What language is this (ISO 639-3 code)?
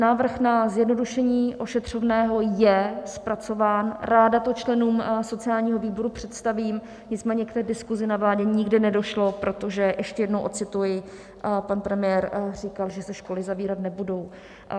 ces